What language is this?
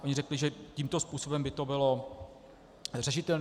Czech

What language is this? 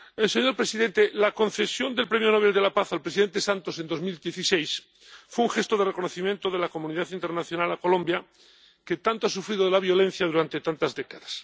Spanish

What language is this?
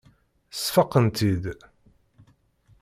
Kabyle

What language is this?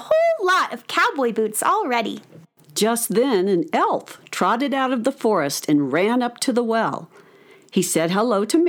English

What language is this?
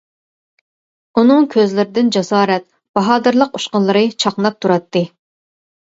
Uyghur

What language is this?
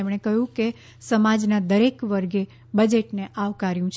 Gujarati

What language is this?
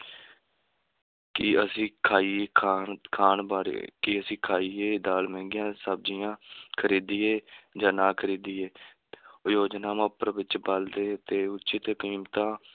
Punjabi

